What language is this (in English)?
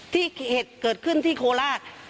Thai